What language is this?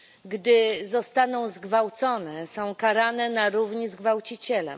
Polish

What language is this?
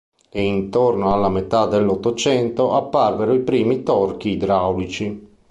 Italian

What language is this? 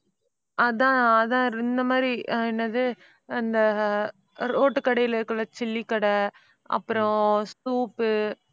Tamil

